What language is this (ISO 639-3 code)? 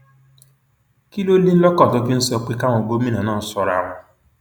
yor